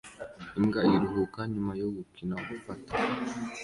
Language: Kinyarwanda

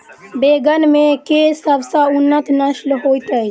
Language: Maithili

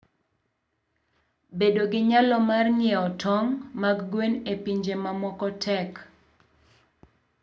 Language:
Luo (Kenya and Tanzania)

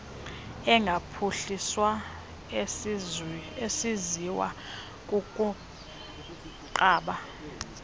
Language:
Xhosa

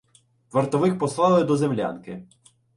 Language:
Ukrainian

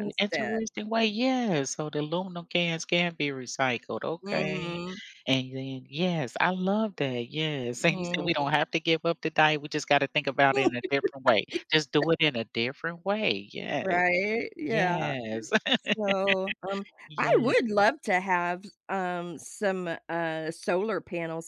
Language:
English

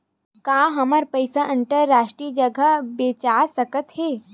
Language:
Chhattisgarhi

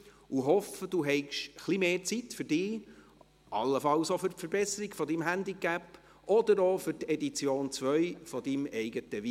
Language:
Swiss German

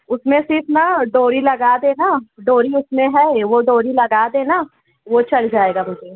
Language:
Urdu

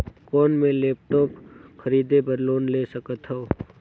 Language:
Chhattisgarhi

